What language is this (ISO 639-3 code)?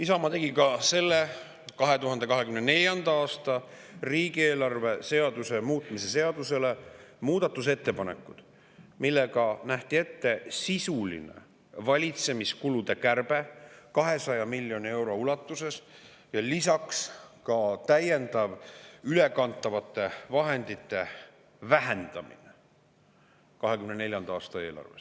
est